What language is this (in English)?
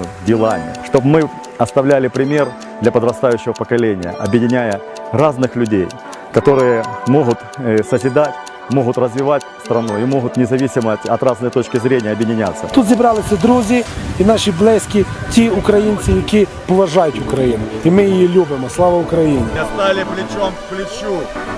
Russian